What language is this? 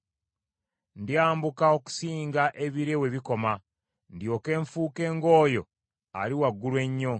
Ganda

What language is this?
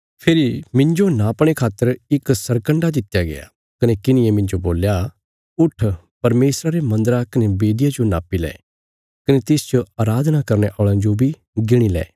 Bilaspuri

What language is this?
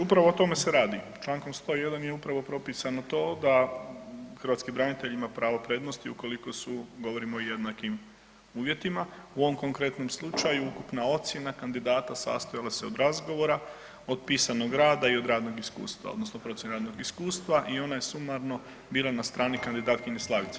Croatian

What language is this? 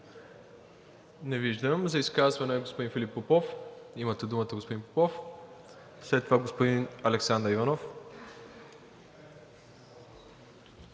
Bulgarian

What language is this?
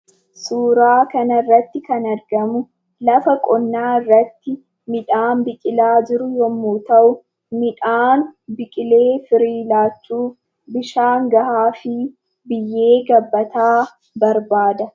Oromo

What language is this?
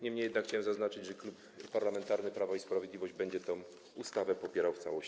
Polish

